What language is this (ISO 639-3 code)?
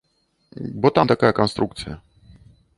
bel